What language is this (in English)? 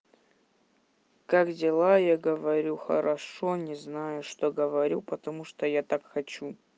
Russian